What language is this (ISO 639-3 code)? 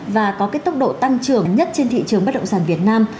vie